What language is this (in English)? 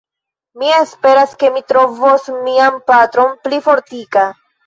Esperanto